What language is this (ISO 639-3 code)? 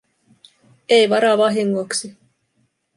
fin